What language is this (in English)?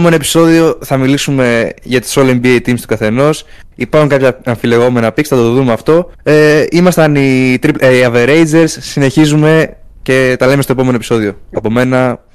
Greek